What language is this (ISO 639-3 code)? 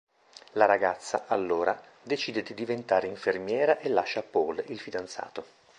ita